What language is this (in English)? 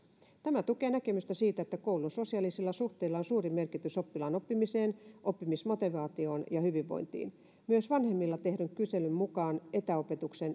Finnish